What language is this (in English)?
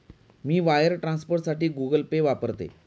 Marathi